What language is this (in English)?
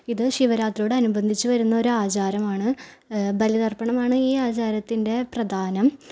Malayalam